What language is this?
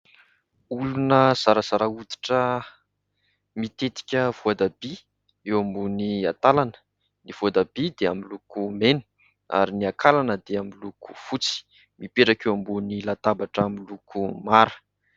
Malagasy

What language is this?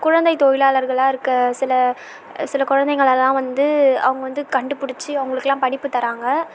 Tamil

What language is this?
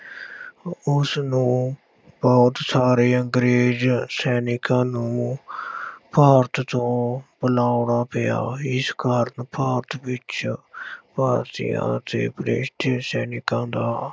Punjabi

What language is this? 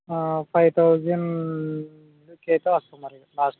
Telugu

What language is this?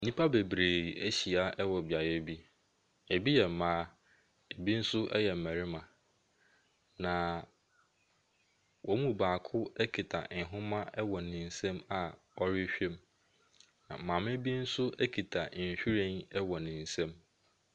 Akan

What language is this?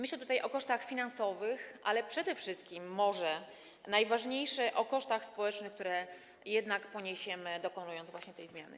Polish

